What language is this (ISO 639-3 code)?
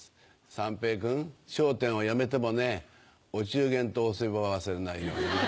jpn